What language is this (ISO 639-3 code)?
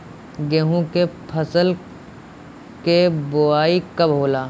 bho